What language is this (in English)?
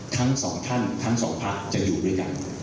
Thai